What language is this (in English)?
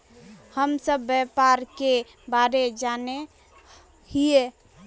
Magahi